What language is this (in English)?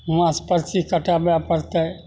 Maithili